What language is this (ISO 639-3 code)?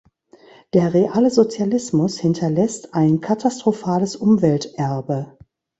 deu